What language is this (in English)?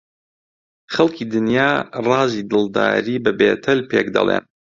Central Kurdish